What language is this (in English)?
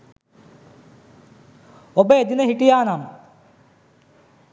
Sinhala